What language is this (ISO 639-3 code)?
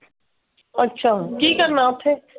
pan